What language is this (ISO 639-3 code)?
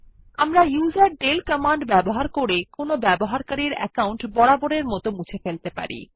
ben